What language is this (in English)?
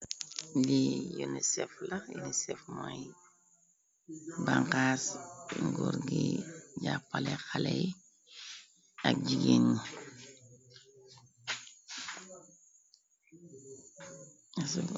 Wolof